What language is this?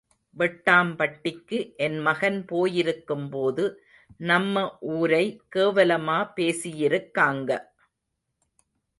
Tamil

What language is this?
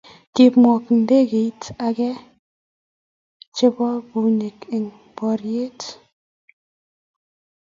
Kalenjin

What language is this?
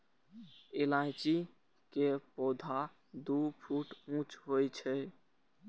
Maithili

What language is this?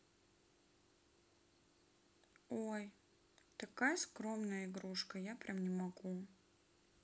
Russian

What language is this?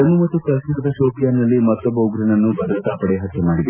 Kannada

